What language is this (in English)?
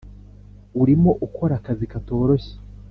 Kinyarwanda